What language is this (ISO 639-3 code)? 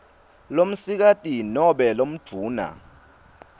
ssw